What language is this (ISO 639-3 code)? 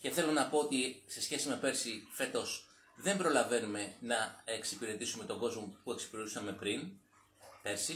ell